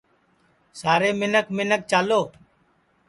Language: Sansi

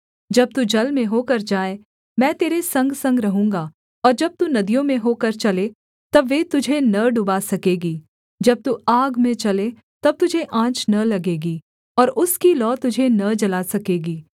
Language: Hindi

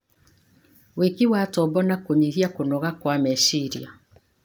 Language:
Kikuyu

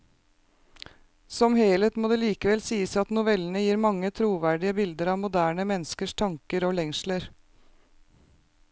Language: Norwegian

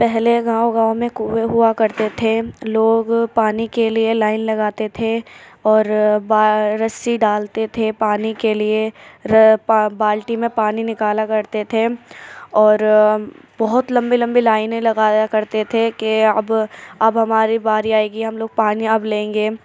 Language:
Urdu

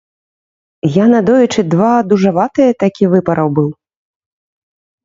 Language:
Belarusian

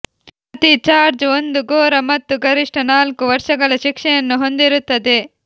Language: Kannada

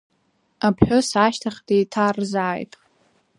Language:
Abkhazian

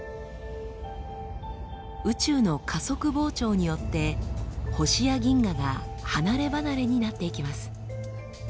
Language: Japanese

